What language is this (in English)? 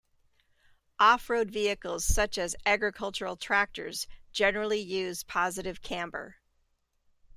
English